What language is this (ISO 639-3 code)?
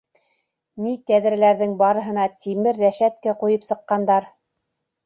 bak